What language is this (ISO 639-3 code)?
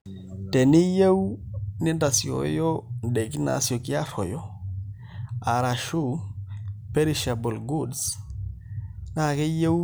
mas